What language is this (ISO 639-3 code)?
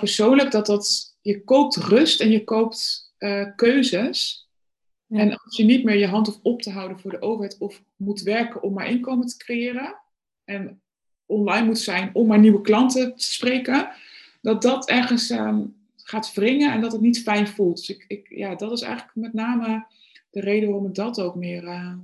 nld